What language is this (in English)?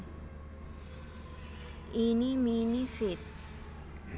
Javanese